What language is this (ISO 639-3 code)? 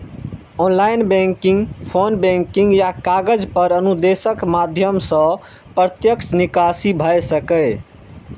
mai